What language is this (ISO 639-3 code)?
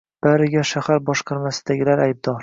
uzb